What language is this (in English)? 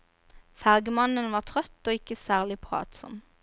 Norwegian